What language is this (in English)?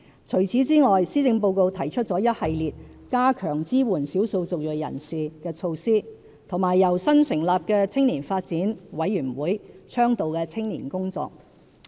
Cantonese